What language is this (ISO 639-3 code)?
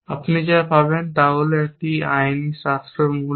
ben